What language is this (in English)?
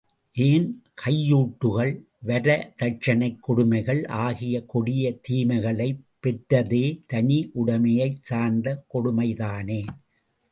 Tamil